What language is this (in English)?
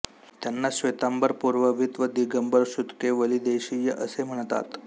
Marathi